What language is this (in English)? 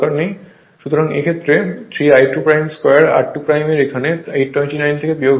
Bangla